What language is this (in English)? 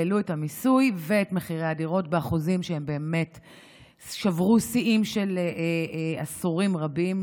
Hebrew